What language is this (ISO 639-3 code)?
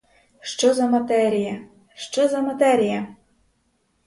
ukr